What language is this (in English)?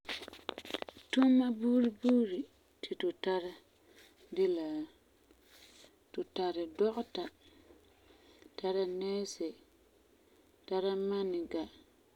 Frafra